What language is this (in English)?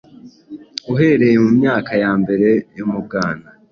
Kinyarwanda